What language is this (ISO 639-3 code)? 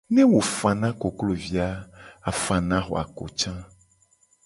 gej